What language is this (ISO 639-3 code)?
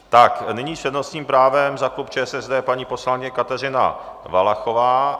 ces